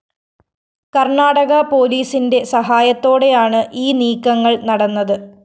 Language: Malayalam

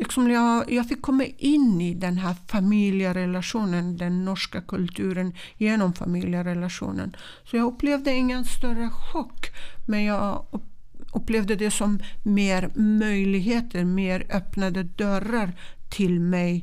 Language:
Swedish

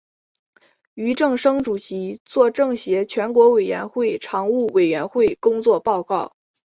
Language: Chinese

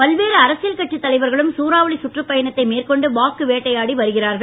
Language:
Tamil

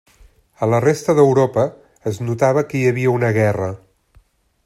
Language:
Catalan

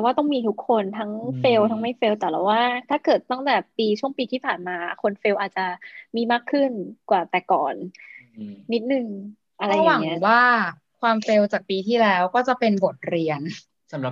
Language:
Thai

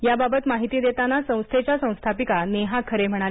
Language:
Marathi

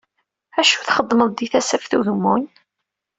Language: Kabyle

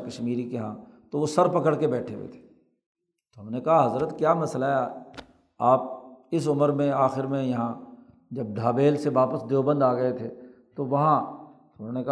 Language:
Urdu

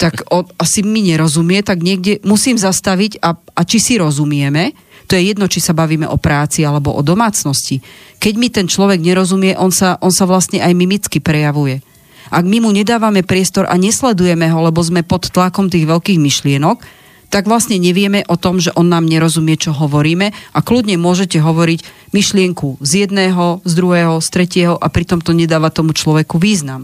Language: Slovak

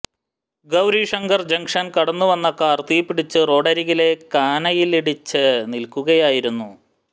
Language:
Malayalam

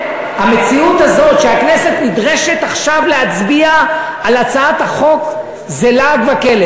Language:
Hebrew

